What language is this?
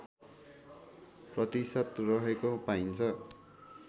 Nepali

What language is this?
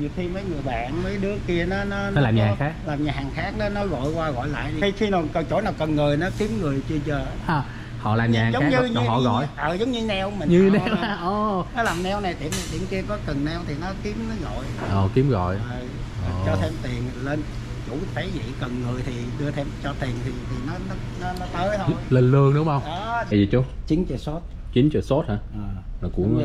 Vietnamese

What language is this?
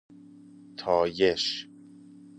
Persian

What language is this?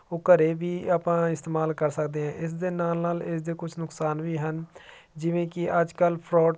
Punjabi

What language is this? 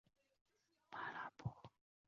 Chinese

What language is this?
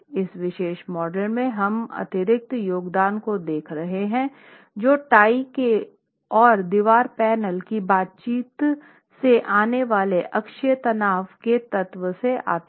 Hindi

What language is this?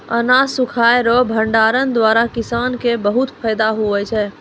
Maithili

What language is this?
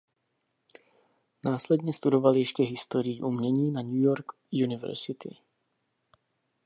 Czech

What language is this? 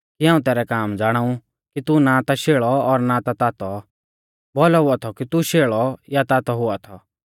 Mahasu Pahari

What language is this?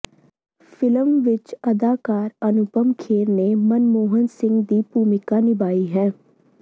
Punjabi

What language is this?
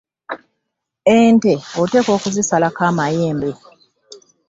Ganda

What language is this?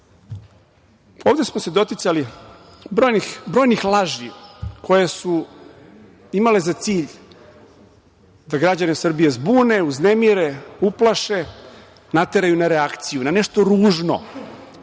Serbian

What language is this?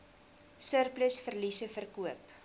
Afrikaans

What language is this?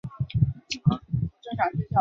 Chinese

